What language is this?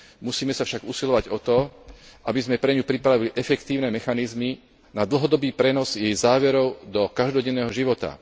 Slovak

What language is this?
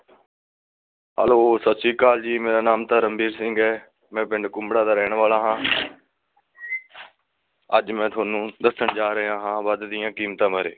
Punjabi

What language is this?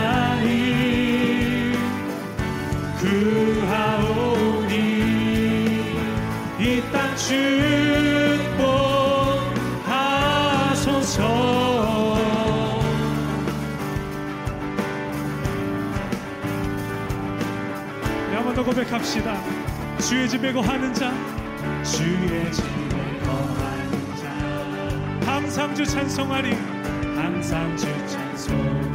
Korean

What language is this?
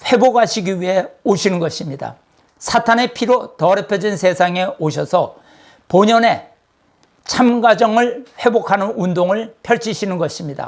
Korean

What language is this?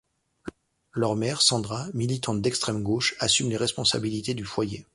French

